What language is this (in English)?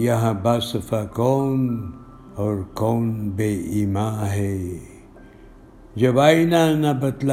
Urdu